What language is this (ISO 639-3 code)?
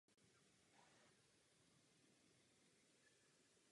ces